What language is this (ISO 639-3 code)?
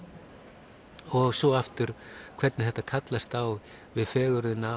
isl